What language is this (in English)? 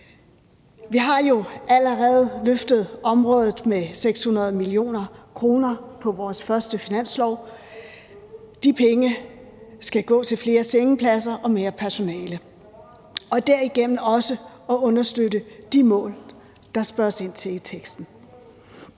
Danish